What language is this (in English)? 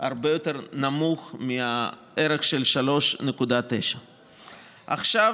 Hebrew